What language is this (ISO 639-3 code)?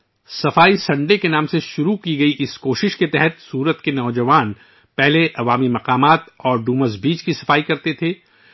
urd